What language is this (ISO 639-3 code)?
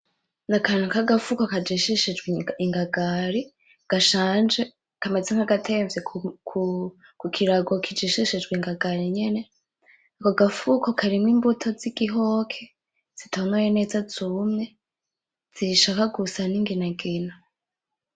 run